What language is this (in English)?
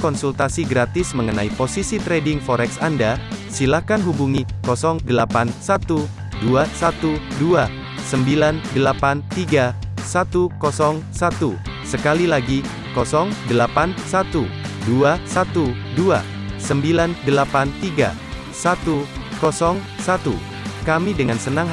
Indonesian